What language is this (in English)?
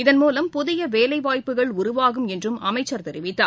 Tamil